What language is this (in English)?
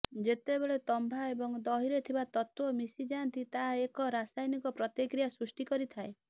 Odia